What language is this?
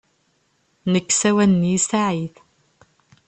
Kabyle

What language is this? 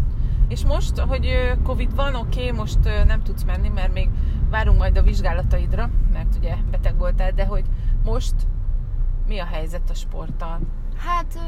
Hungarian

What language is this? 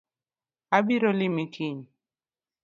Luo (Kenya and Tanzania)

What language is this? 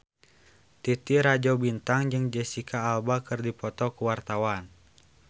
Sundanese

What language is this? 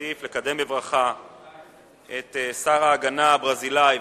Hebrew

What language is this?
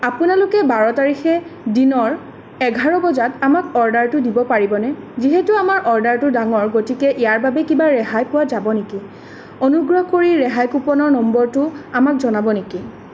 Assamese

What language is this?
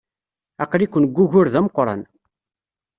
Kabyle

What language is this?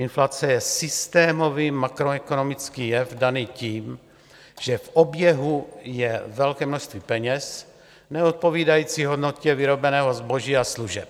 Czech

